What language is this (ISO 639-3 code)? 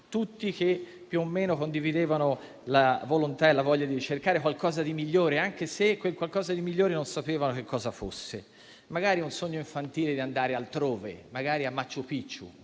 ita